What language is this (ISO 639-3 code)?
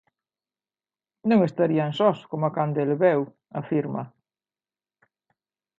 glg